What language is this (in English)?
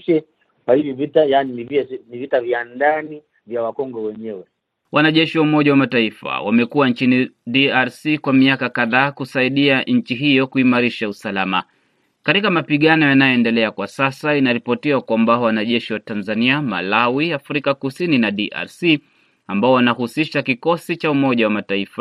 Swahili